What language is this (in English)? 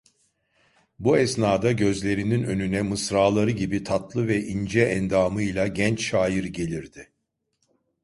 Turkish